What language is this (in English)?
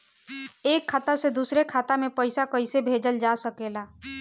Bhojpuri